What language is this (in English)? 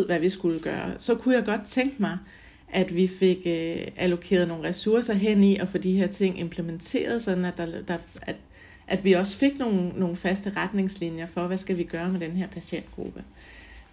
Danish